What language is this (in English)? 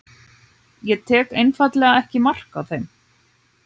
Icelandic